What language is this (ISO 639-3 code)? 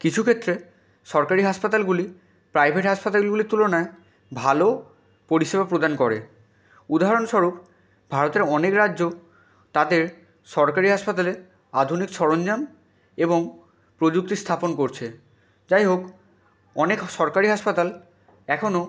ben